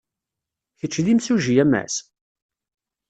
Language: Kabyle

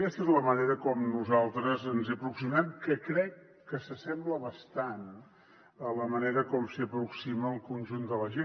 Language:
Catalan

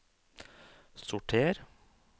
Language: Norwegian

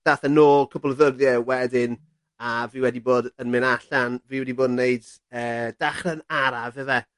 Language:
Welsh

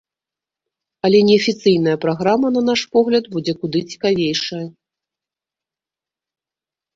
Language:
Belarusian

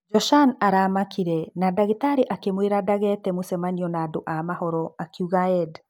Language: Kikuyu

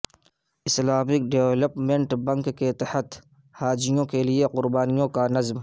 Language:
Urdu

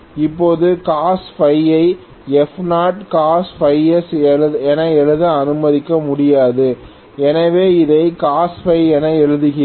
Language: Tamil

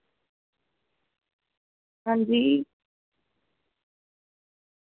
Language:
Dogri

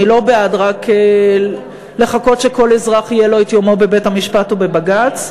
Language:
Hebrew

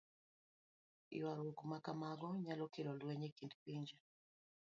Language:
Luo (Kenya and Tanzania)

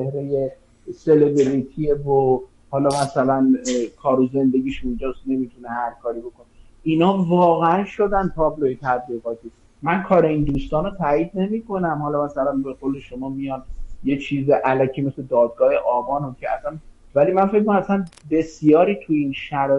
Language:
Persian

